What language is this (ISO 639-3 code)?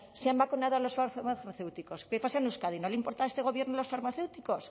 spa